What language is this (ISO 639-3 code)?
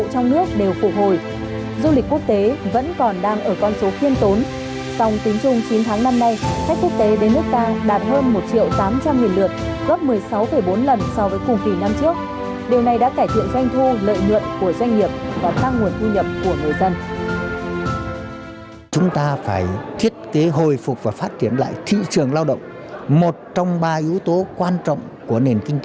vie